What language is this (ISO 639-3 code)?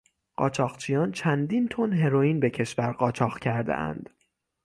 fas